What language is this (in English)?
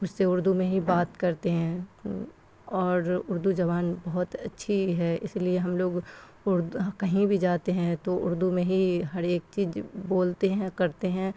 Urdu